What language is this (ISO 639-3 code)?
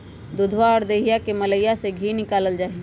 mag